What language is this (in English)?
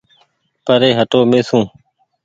Goaria